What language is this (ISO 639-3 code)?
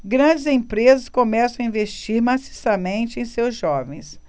por